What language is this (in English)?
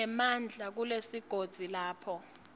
Swati